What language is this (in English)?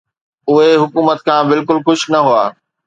Sindhi